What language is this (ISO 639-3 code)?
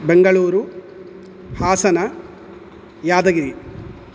san